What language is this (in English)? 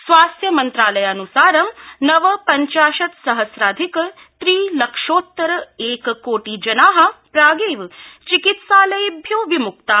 Sanskrit